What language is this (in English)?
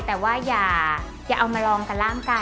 Thai